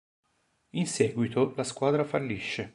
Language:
Italian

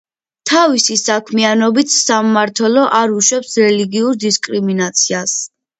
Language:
Georgian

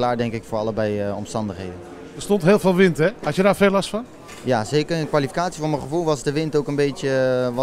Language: Dutch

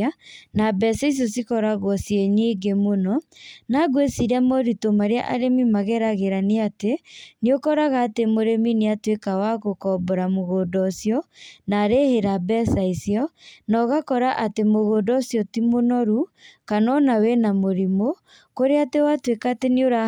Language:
Kikuyu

